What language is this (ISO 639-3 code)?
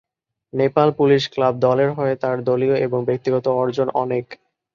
ben